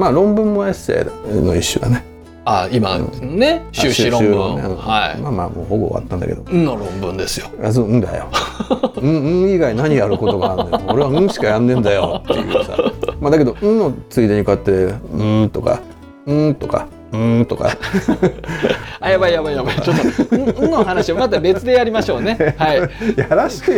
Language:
Japanese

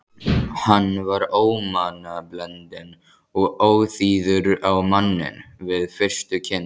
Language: Icelandic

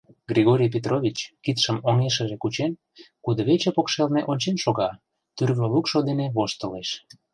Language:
Mari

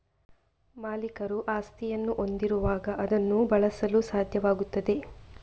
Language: Kannada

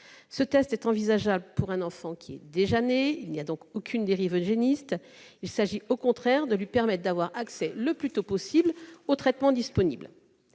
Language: French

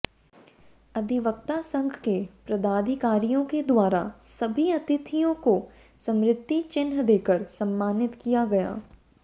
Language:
Hindi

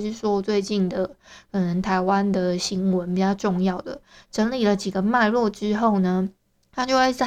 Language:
Chinese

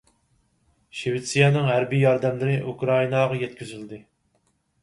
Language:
Uyghur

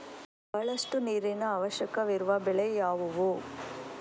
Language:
Kannada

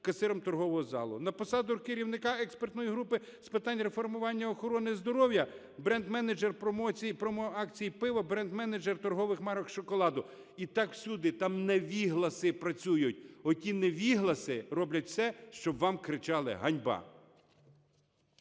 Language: Ukrainian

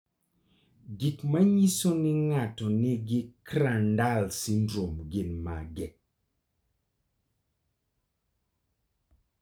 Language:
Luo (Kenya and Tanzania)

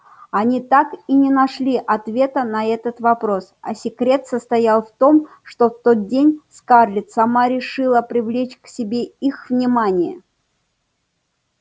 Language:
Russian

